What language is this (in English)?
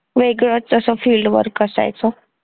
Marathi